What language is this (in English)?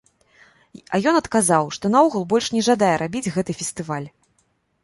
Belarusian